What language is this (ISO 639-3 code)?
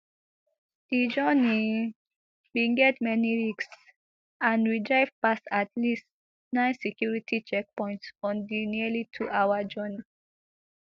pcm